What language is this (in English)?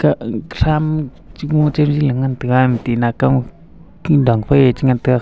Wancho Naga